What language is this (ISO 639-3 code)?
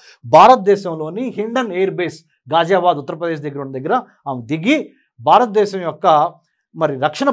tel